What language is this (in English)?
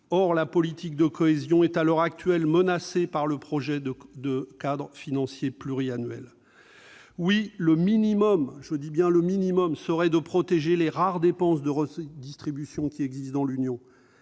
French